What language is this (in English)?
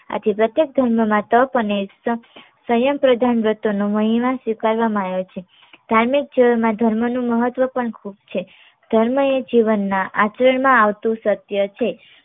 Gujarati